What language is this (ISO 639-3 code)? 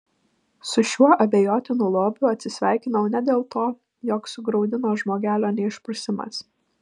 lit